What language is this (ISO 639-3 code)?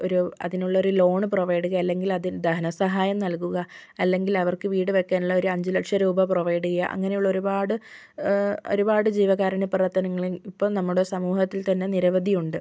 mal